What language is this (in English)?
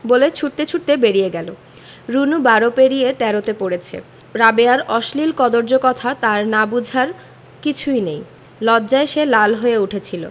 Bangla